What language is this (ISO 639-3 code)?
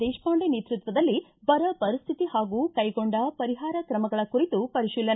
kan